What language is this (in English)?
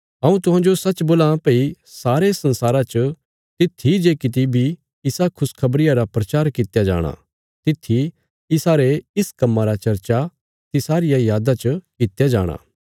Bilaspuri